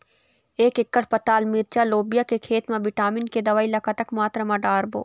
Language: Chhattisgarhi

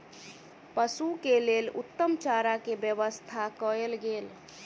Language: Maithili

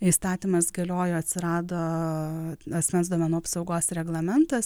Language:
Lithuanian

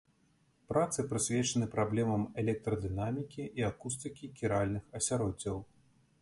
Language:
Belarusian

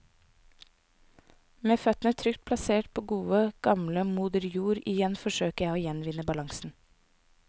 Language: Norwegian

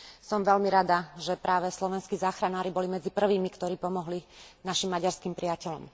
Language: Slovak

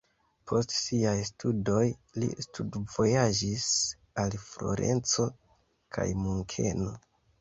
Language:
Esperanto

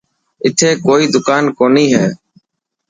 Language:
Dhatki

